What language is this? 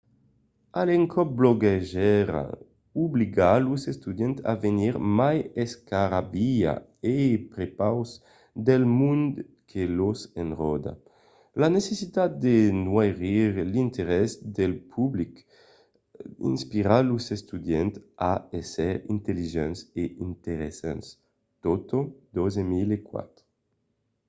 Occitan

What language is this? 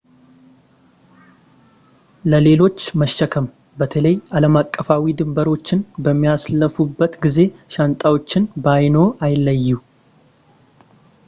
Amharic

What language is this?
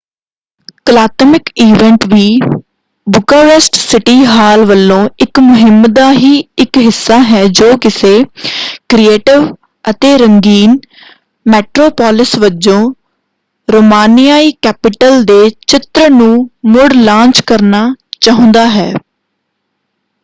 Punjabi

